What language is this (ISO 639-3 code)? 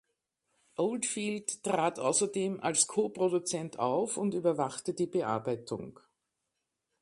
deu